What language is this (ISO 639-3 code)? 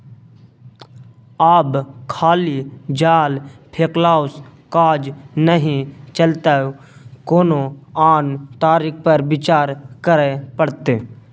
mai